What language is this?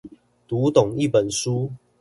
Chinese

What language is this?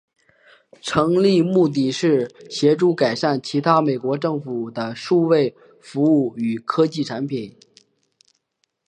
Chinese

